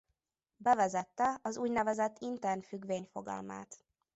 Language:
Hungarian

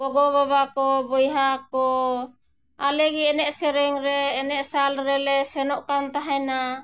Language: Santali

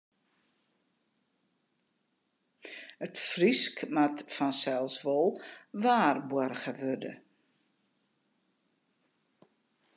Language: Western Frisian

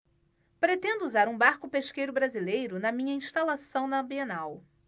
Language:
Portuguese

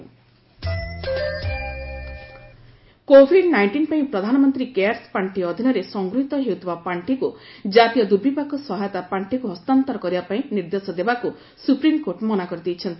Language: Odia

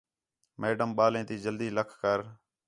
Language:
Khetrani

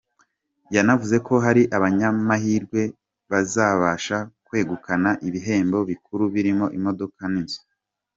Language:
Kinyarwanda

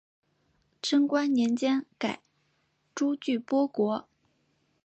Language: Chinese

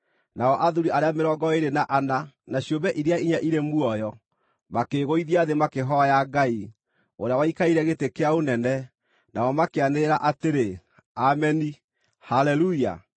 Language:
Kikuyu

